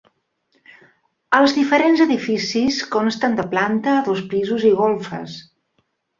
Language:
Catalan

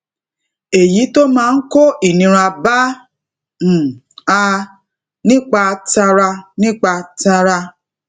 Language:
Yoruba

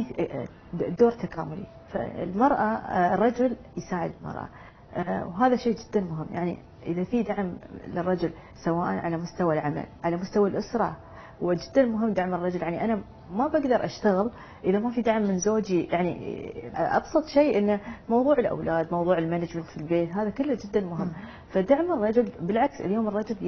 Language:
Arabic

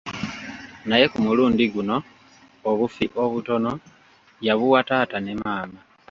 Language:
Ganda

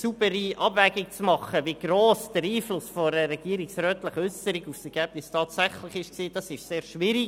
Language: Swiss German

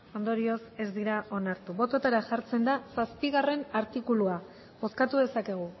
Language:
Basque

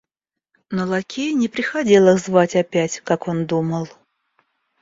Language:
Russian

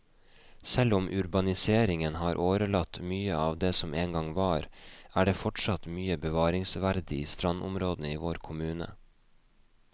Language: Norwegian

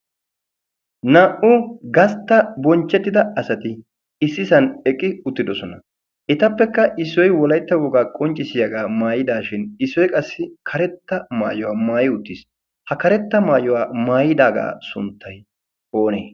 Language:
Wolaytta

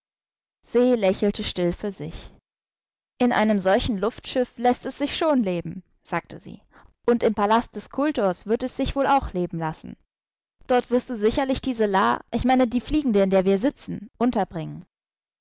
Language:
German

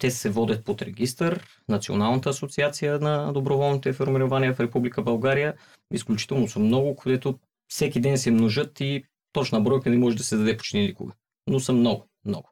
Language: Bulgarian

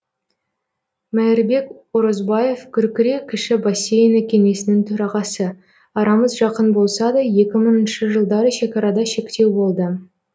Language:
Kazakh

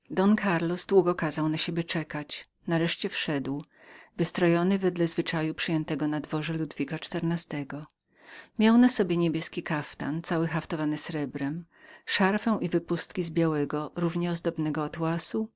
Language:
Polish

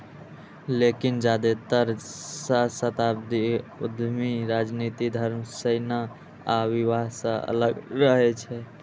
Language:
Maithili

